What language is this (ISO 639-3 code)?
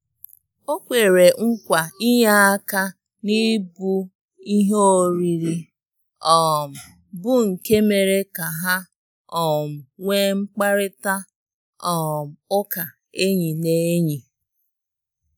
ibo